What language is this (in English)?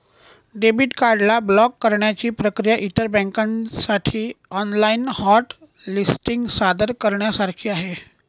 Marathi